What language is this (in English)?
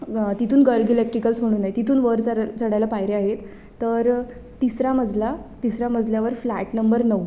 Marathi